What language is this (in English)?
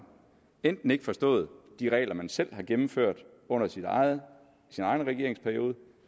Danish